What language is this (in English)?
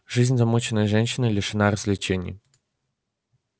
Russian